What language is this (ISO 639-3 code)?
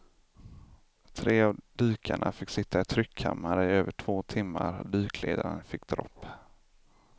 swe